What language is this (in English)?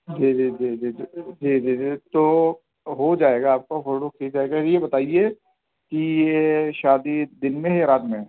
Urdu